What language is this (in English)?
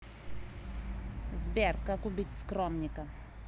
Russian